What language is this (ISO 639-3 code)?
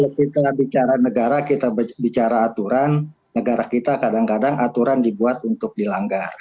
ind